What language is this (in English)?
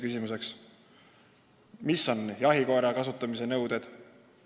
Estonian